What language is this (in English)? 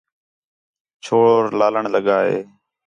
Khetrani